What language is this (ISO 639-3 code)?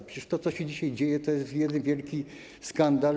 pol